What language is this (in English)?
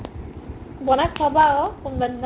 Assamese